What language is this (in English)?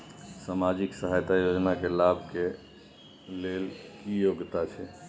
Maithili